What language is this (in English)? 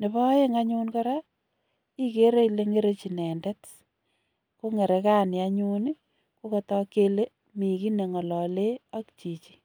Kalenjin